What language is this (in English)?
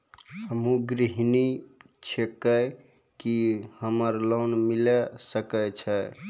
Maithili